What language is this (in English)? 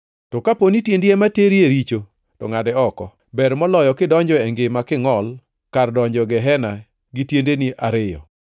Luo (Kenya and Tanzania)